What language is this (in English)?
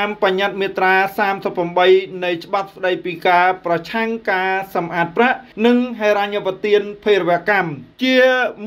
Thai